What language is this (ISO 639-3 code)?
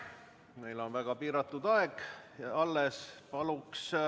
est